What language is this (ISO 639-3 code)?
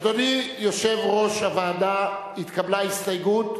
heb